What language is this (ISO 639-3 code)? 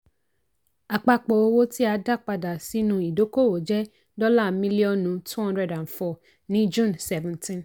yor